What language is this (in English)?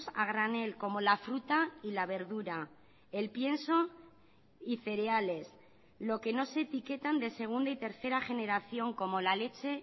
Spanish